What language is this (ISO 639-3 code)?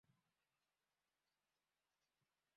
swa